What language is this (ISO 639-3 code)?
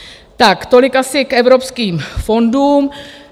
ces